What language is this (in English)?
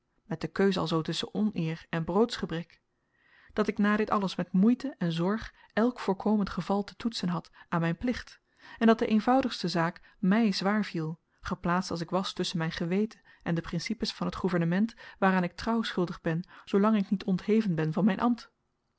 Dutch